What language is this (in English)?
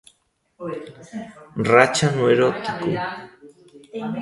Galician